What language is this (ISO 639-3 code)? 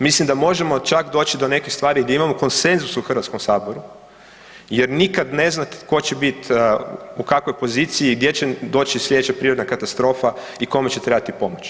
hrv